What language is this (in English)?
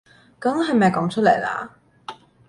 Cantonese